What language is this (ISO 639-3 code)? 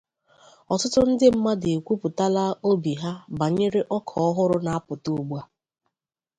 ibo